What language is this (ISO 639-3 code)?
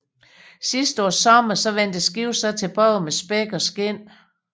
dan